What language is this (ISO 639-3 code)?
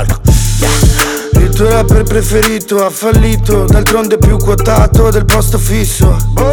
ita